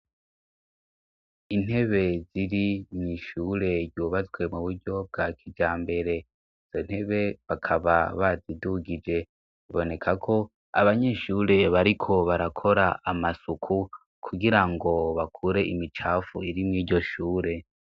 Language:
Rundi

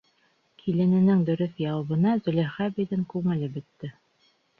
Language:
Bashkir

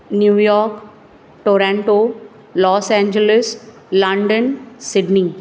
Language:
Marathi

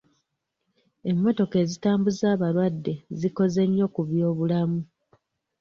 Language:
Ganda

